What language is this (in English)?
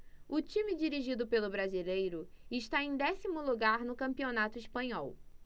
Portuguese